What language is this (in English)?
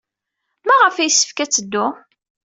Kabyle